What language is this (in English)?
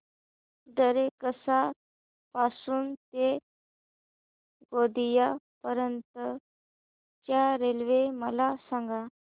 Marathi